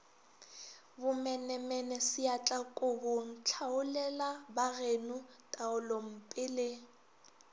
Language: Northern Sotho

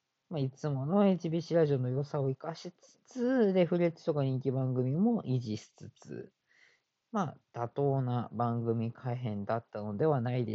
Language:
Japanese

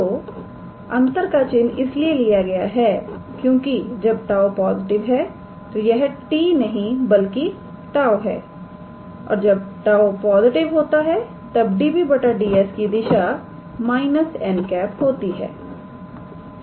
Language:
Hindi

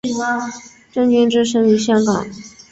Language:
Chinese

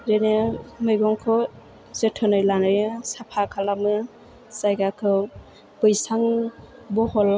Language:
Bodo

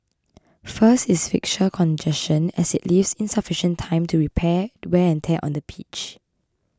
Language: English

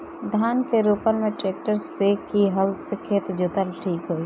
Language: Bhojpuri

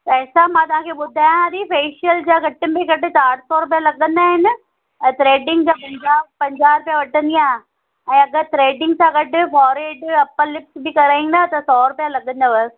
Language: Sindhi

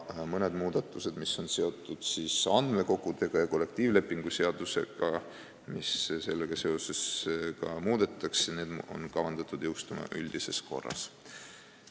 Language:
Estonian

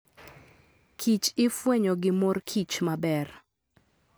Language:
Luo (Kenya and Tanzania)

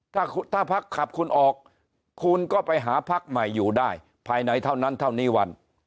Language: Thai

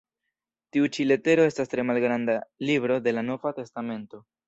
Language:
Esperanto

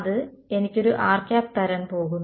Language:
Malayalam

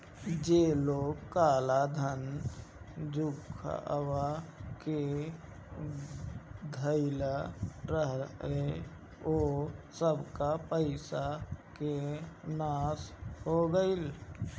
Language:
Bhojpuri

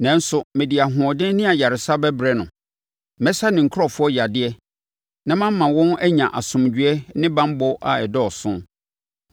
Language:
Akan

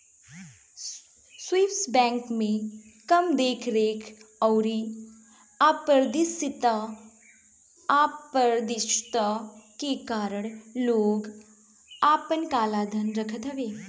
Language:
Bhojpuri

